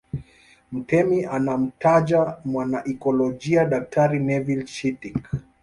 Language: Swahili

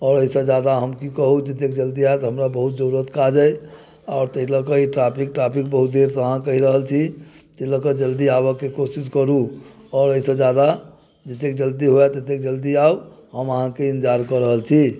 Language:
Maithili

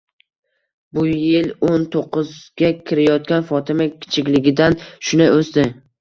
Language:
Uzbek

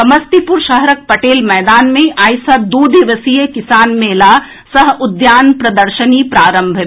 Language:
Maithili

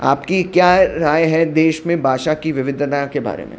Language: Sindhi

